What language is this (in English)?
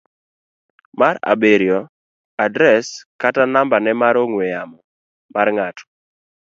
Luo (Kenya and Tanzania)